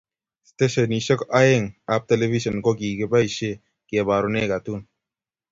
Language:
Kalenjin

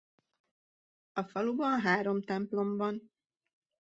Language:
Hungarian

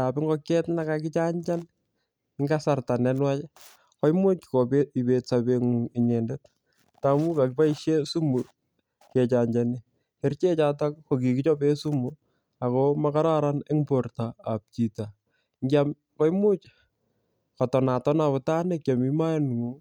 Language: Kalenjin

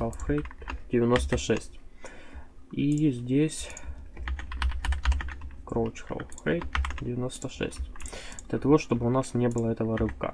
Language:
Russian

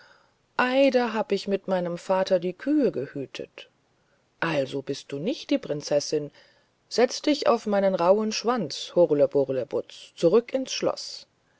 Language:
German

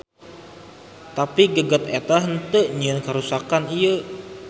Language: Sundanese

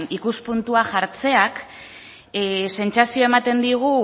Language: Basque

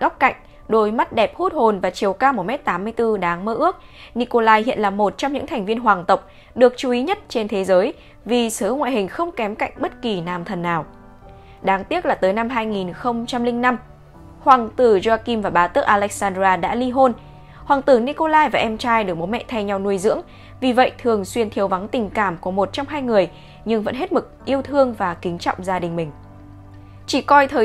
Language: Vietnamese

